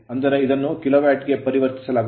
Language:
Kannada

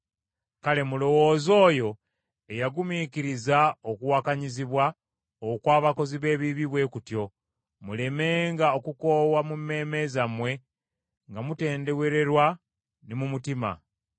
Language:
Ganda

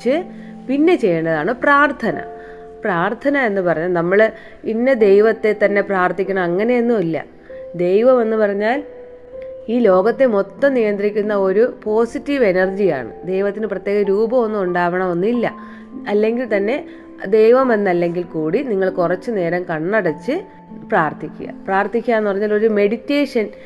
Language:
Malayalam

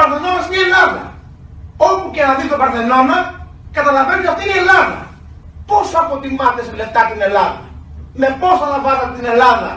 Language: Greek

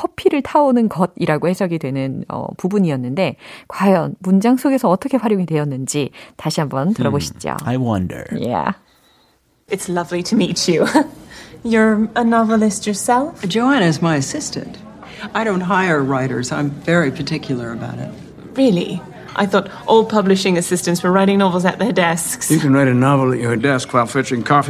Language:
Korean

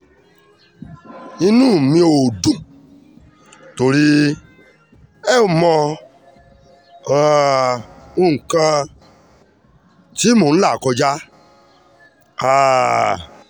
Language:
Yoruba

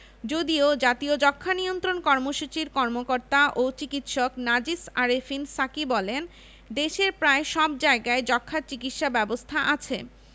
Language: Bangla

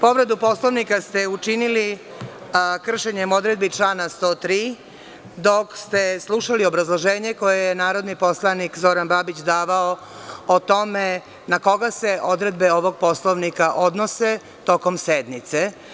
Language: Serbian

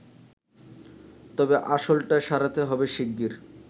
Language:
Bangla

